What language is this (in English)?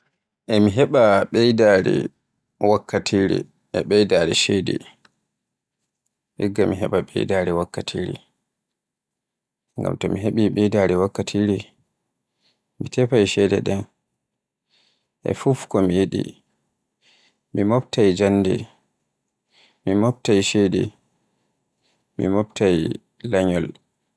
Borgu Fulfulde